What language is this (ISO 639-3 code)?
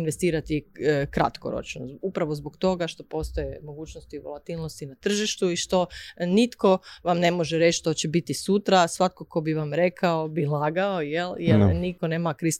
hrv